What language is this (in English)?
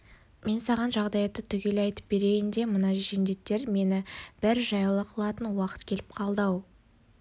Kazakh